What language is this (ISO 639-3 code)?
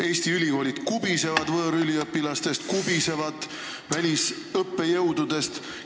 est